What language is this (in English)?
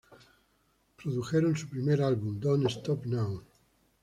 Spanish